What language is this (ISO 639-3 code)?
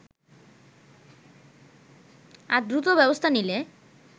ben